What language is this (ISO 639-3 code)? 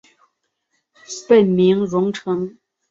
zho